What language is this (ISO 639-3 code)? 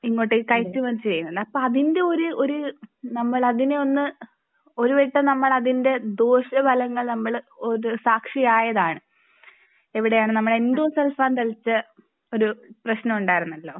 mal